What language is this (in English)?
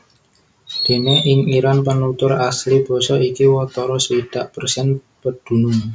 Javanese